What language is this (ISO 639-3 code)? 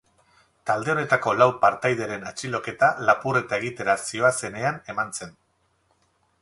eus